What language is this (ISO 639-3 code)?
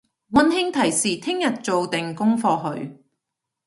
yue